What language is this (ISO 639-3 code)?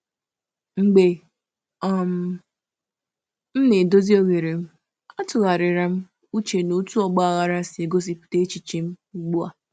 ibo